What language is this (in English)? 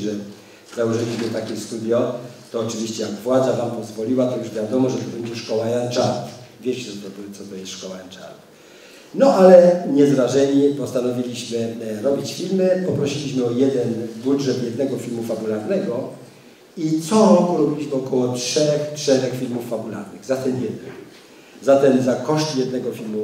Polish